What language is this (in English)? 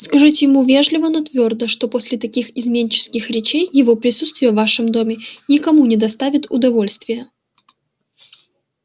Russian